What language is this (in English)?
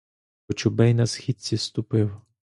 Ukrainian